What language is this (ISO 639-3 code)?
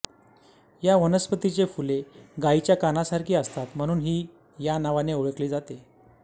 mar